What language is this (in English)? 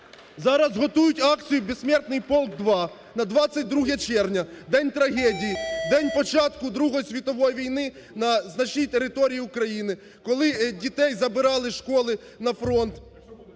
Ukrainian